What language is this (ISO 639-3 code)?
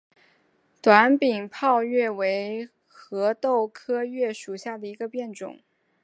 zho